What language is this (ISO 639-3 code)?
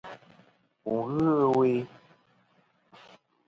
bkm